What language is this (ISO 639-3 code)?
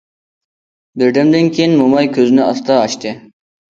uig